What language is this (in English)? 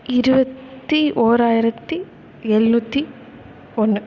Tamil